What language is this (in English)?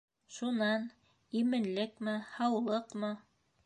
Bashkir